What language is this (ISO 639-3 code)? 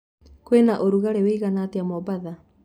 kik